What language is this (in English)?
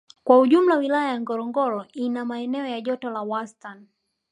Swahili